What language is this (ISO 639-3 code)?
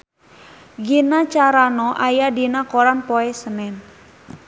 sun